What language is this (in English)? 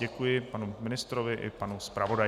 Czech